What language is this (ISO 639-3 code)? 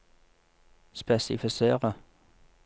nor